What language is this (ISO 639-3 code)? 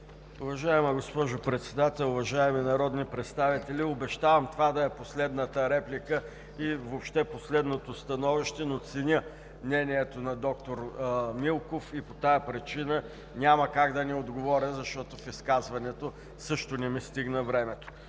bul